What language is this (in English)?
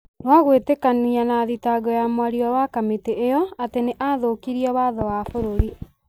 Kikuyu